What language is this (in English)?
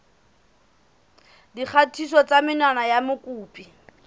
Southern Sotho